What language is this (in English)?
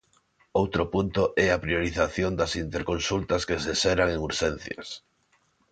Galician